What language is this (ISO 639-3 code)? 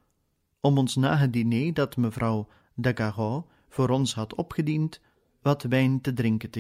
nld